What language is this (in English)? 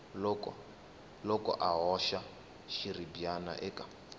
Tsonga